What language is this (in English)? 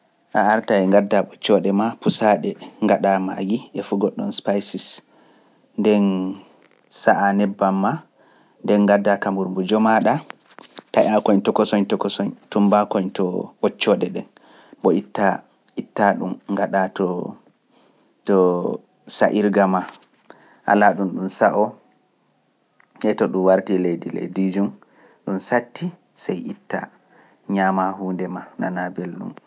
Pular